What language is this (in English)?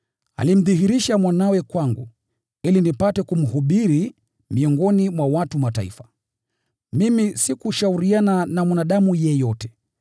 Swahili